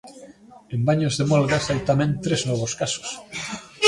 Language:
Galician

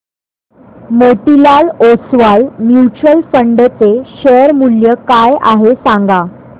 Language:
Marathi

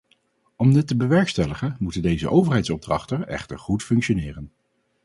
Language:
Dutch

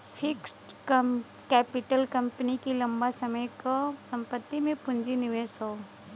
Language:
Bhojpuri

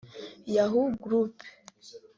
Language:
Kinyarwanda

